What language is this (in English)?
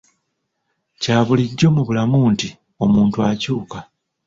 Ganda